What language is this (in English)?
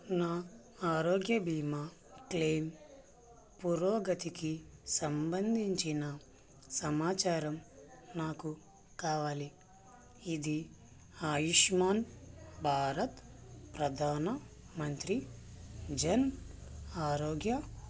Telugu